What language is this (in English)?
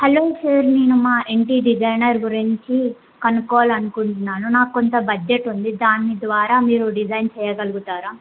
Telugu